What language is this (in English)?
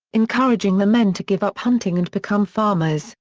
English